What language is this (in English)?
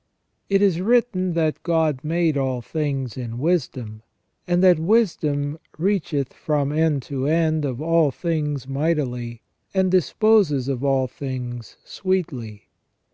English